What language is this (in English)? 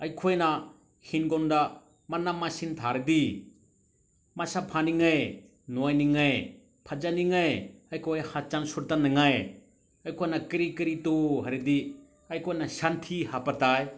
Manipuri